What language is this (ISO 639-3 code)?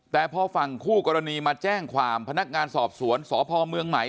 tha